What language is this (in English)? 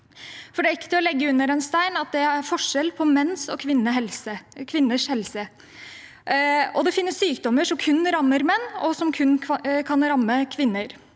Norwegian